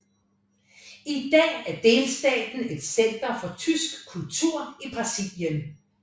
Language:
Danish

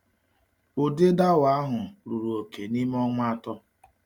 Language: Igbo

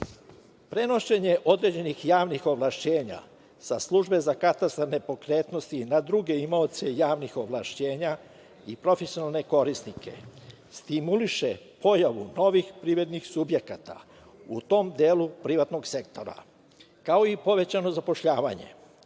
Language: Serbian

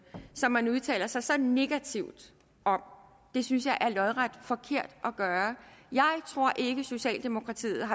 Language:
Danish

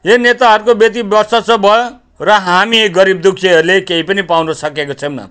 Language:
Nepali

